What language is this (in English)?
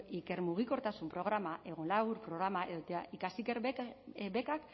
Basque